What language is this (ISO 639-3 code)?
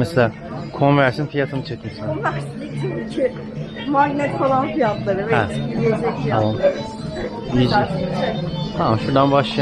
tur